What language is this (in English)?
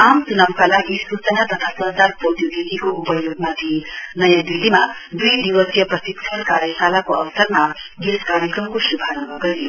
Nepali